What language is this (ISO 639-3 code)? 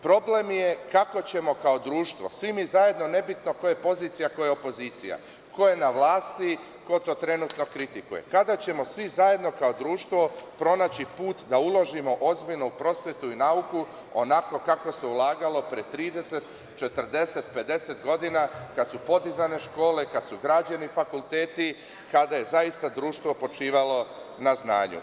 srp